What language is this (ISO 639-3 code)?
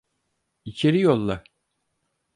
tur